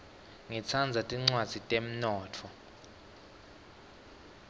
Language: Swati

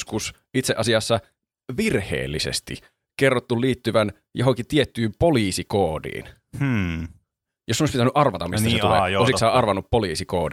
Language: Finnish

